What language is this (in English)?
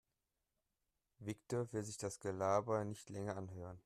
German